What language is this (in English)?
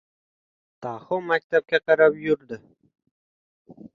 Uzbek